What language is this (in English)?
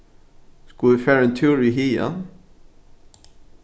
Faroese